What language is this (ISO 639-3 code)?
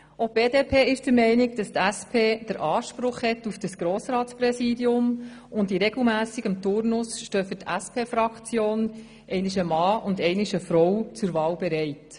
gsw